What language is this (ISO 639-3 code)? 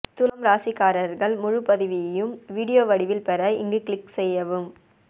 tam